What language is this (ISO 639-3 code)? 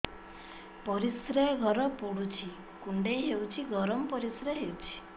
ori